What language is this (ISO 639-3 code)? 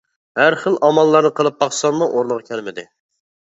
uig